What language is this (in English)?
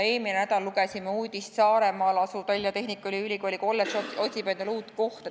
Estonian